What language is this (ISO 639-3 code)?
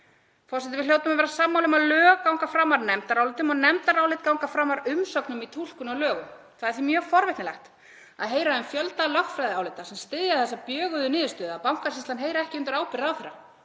isl